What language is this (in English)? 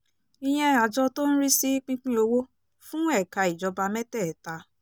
Yoruba